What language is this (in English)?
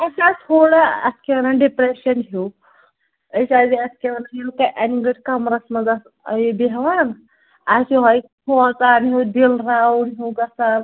Kashmiri